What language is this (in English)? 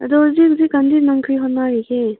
Manipuri